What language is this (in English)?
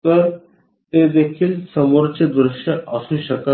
Marathi